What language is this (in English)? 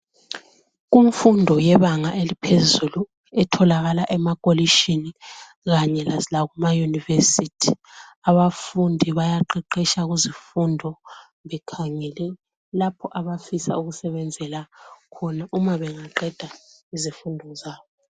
North Ndebele